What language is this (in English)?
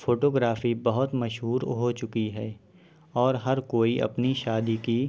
Urdu